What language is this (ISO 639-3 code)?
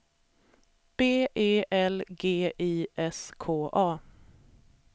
swe